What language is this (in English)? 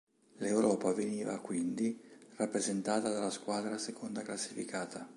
Italian